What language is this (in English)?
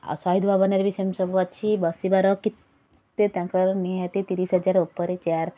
Odia